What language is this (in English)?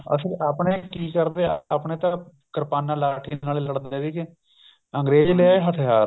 Punjabi